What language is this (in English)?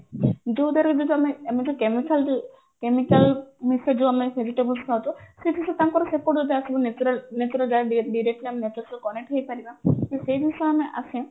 Odia